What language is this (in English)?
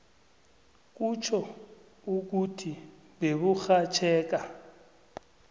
South Ndebele